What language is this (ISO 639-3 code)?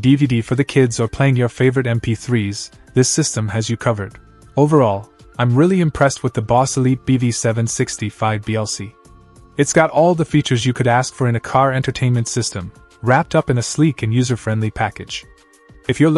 eng